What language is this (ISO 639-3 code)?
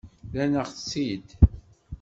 kab